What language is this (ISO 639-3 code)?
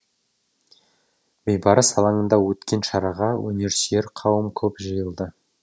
kaz